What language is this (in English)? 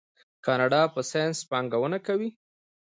Pashto